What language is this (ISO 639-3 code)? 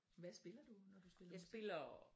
dan